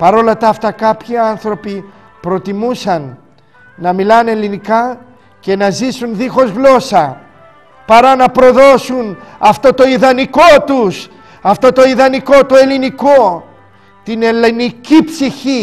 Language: Greek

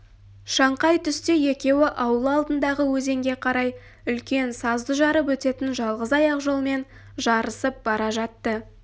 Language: Kazakh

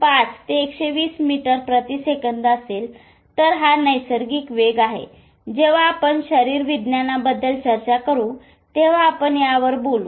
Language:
Marathi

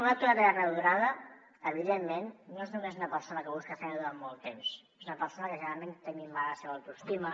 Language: Catalan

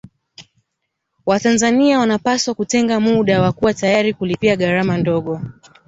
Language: Swahili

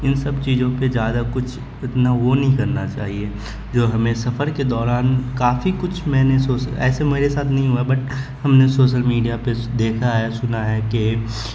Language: Urdu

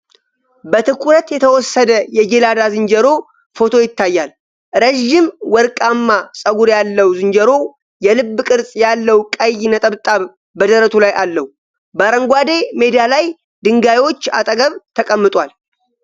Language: Amharic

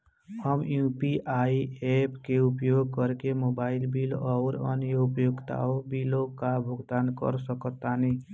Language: Bhojpuri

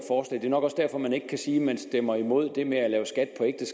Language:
Danish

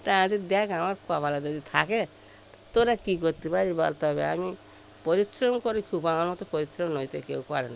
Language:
Bangla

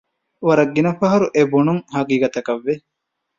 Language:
Divehi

